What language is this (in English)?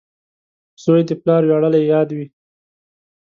Pashto